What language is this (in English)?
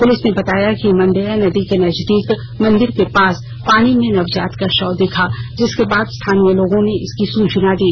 Hindi